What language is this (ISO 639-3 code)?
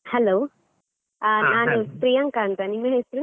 kan